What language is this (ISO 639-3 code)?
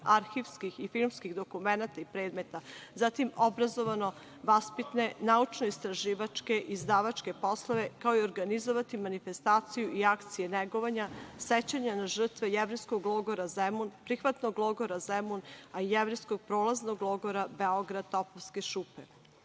srp